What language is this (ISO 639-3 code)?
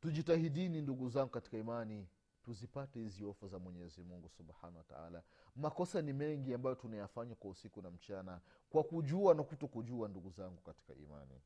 swa